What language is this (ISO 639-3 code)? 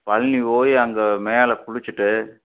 tam